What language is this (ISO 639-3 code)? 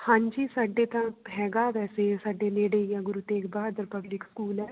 pan